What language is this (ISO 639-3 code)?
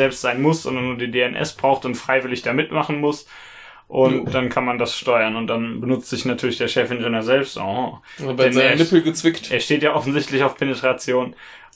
deu